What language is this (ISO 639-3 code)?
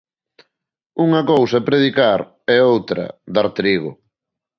glg